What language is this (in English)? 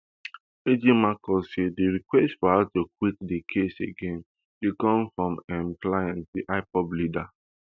Nigerian Pidgin